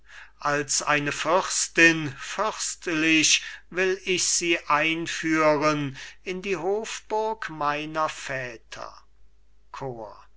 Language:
German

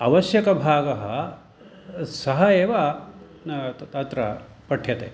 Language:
Sanskrit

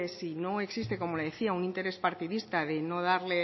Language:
Spanish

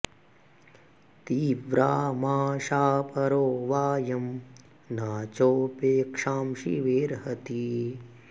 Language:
Sanskrit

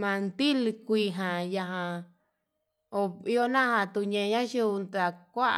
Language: Yutanduchi Mixtec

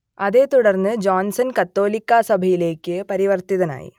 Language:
Malayalam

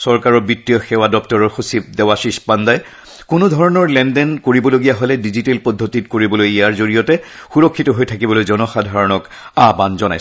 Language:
Assamese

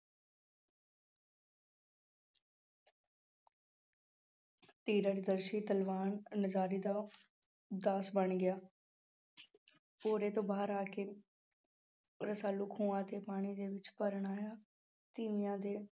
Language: Punjabi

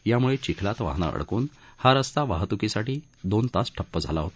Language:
Marathi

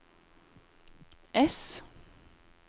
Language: Norwegian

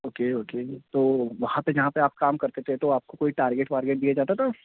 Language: Urdu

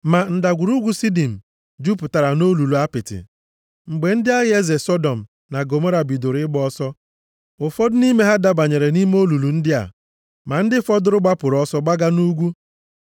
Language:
Igbo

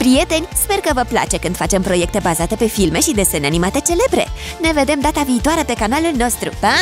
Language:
Romanian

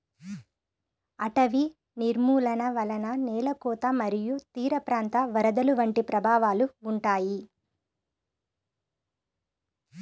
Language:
Telugu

